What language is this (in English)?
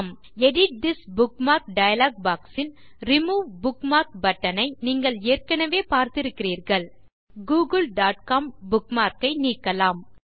Tamil